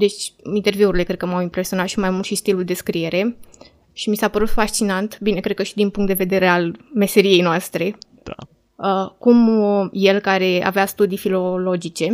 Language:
Romanian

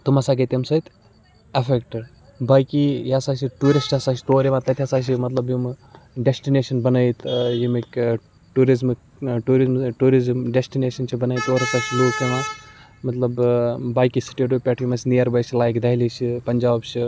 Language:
Kashmiri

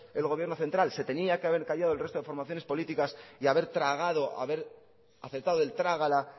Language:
Spanish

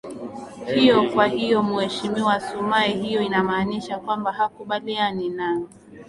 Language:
Swahili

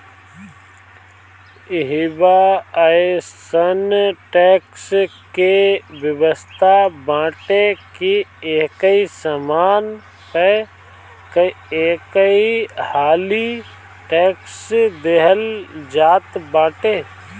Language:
Bhojpuri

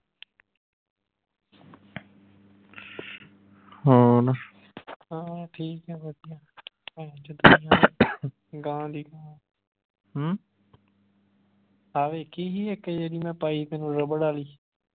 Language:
Punjabi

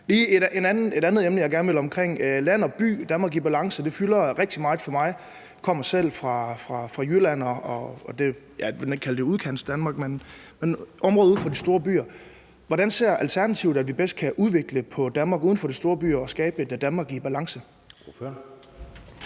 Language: Danish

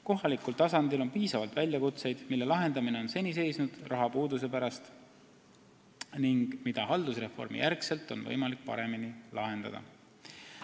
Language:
Estonian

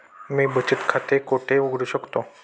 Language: Marathi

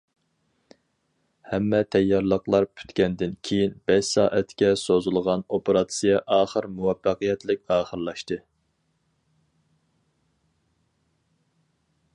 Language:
Uyghur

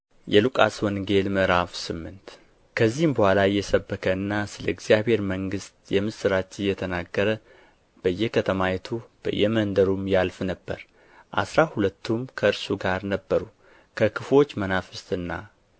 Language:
Amharic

